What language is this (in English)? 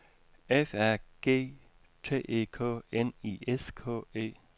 Danish